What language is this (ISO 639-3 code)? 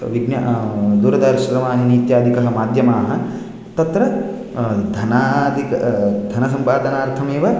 san